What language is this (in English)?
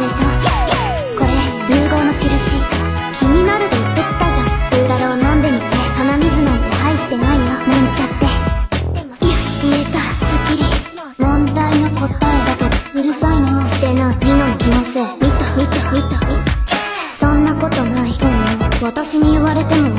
Japanese